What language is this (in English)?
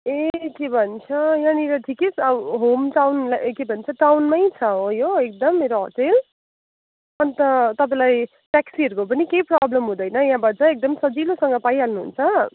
Nepali